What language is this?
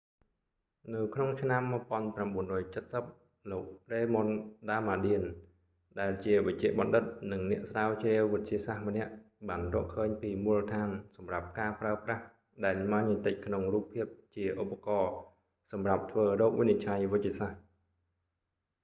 Khmer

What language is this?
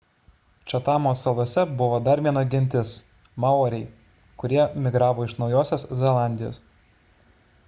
Lithuanian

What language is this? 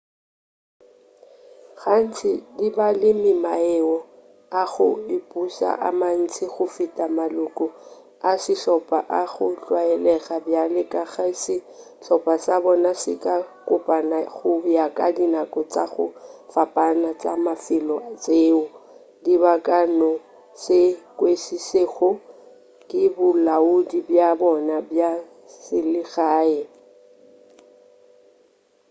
Northern Sotho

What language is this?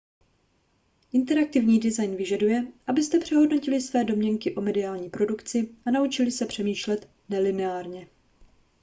Czech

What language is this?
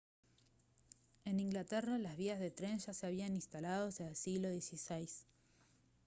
Spanish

